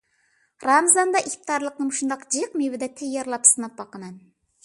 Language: Uyghur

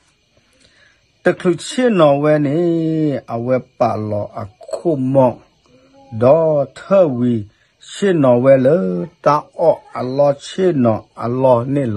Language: Thai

